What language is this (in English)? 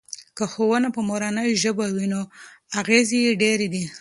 Pashto